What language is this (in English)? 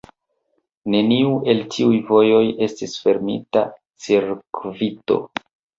Esperanto